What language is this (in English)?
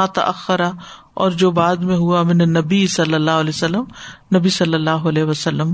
Urdu